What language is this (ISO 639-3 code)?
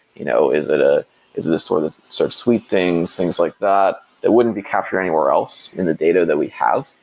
eng